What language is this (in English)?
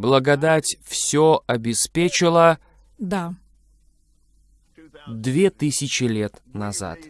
Russian